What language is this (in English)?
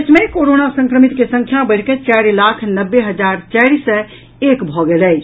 Maithili